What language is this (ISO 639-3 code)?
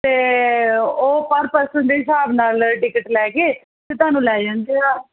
pan